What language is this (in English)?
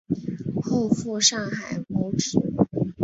Chinese